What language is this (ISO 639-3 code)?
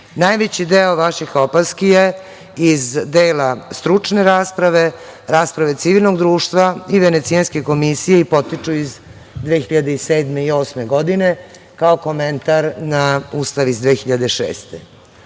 srp